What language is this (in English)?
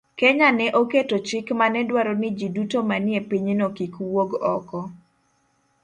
Luo (Kenya and Tanzania)